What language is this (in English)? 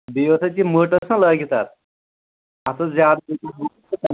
Kashmiri